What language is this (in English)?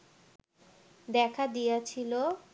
Bangla